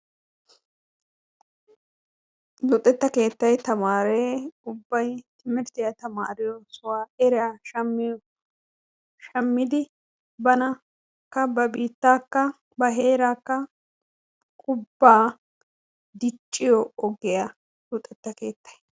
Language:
Wolaytta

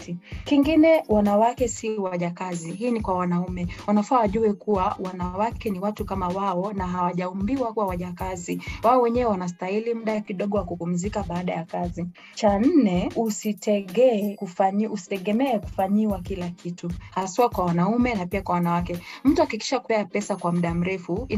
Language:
Swahili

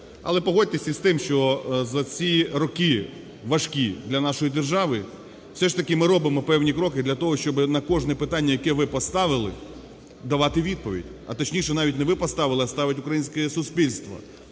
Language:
Ukrainian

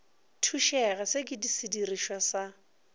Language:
Northern Sotho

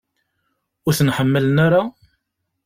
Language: Kabyle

